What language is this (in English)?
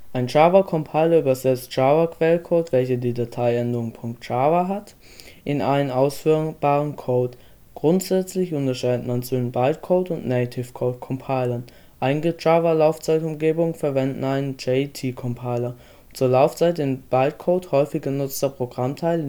German